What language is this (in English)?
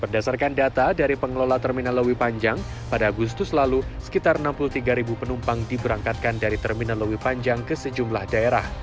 Indonesian